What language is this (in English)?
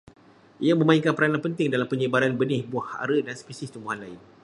Malay